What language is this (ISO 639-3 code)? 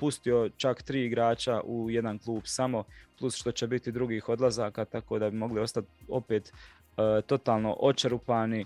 hrv